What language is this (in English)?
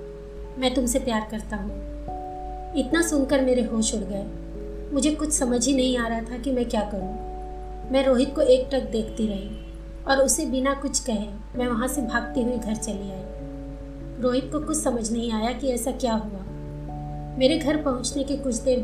Hindi